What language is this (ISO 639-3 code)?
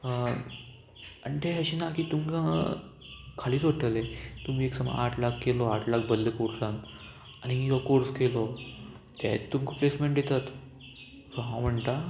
kok